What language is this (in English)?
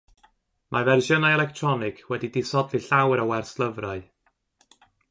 Welsh